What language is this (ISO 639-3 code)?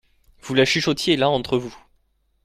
fra